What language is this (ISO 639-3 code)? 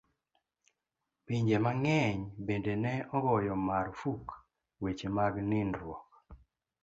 luo